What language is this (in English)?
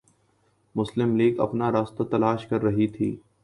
Urdu